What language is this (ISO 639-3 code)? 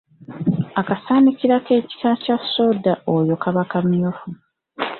lug